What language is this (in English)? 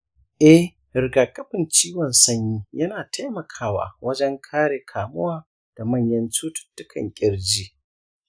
Hausa